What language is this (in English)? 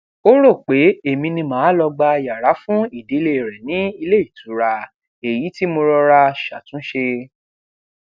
Yoruba